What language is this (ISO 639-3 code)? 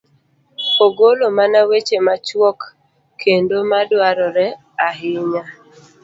luo